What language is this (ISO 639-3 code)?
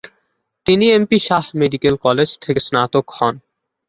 ben